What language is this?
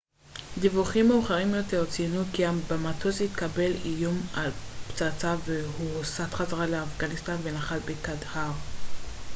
Hebrew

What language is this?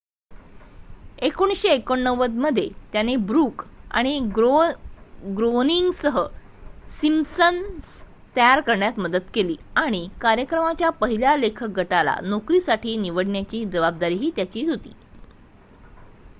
Marathi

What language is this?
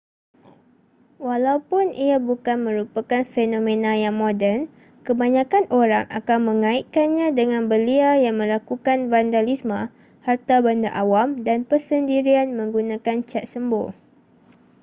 Malay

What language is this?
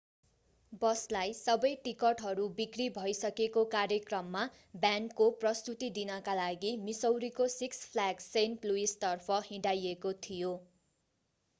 Nepali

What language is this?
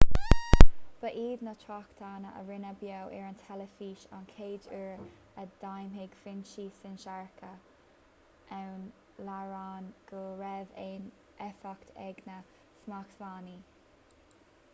Irish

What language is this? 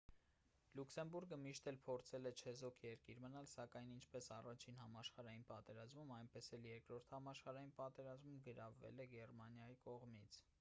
Armenian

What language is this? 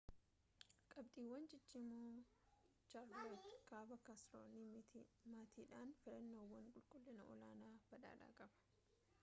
Oromo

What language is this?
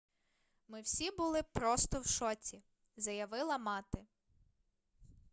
Ukrainian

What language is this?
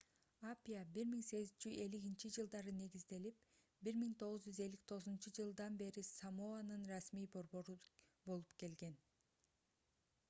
Kyrgyz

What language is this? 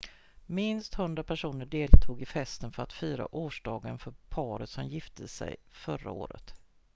Swedish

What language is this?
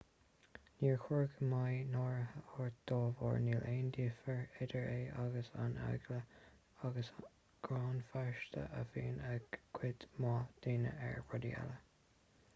Irish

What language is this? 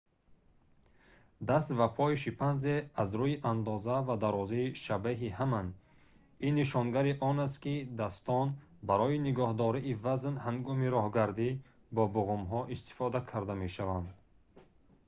Tajik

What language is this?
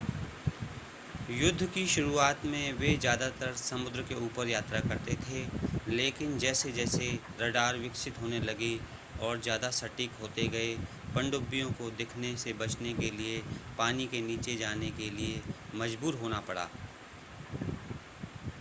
Hindi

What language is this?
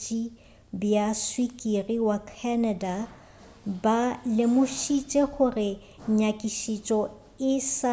Northern Sotho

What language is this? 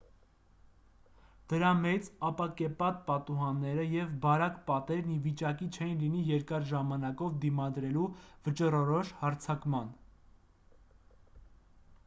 Armenian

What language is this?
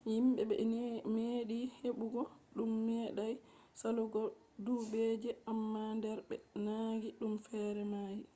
Fula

